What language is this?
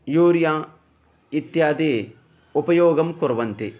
Sanskrit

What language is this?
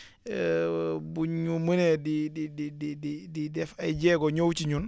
Wolof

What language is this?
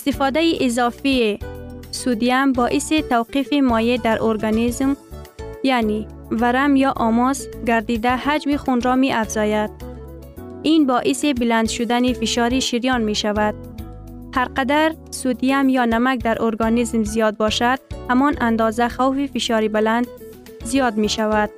Persian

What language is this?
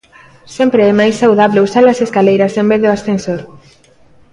Galician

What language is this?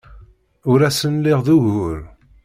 Kabyle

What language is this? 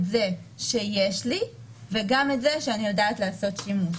Hebrew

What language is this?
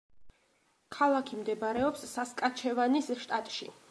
Georgian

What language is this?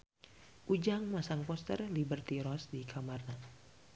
Sundanese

